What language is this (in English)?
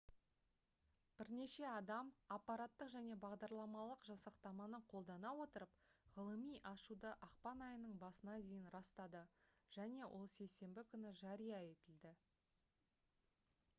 Kazakh